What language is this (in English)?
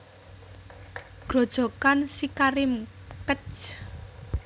Javanese